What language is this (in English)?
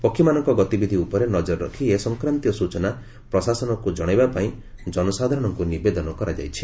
Odia